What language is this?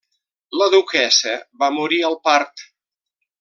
Catalan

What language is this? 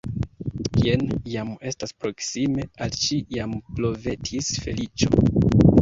Esperanto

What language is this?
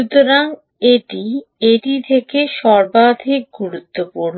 Bangla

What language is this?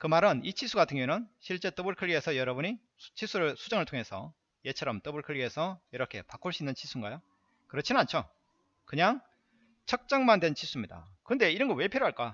Korean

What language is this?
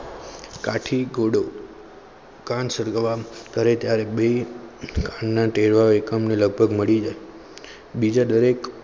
Gujarati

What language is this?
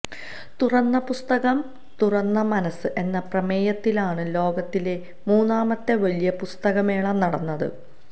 Malayalam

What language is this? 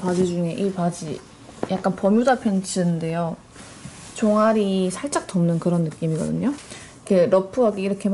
Korean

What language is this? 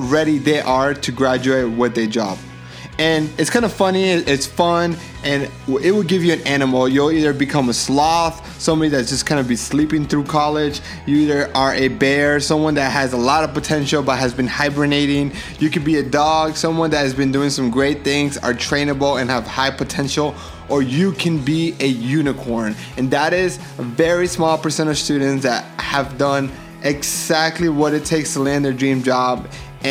English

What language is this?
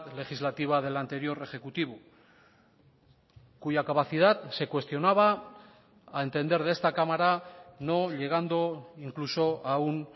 Spanish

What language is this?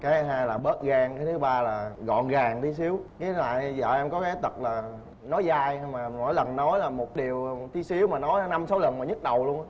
Vietnamese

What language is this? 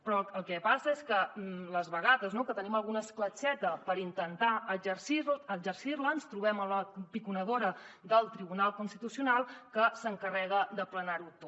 Catalan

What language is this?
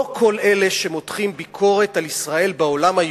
Hebrew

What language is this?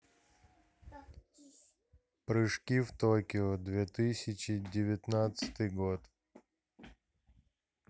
Russian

